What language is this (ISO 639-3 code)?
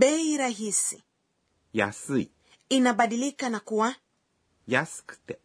swa